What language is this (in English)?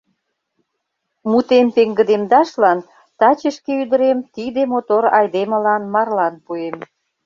Mari